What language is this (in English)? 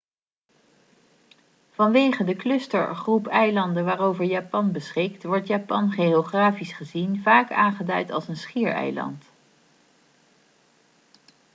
Dutch